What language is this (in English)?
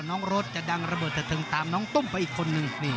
Thai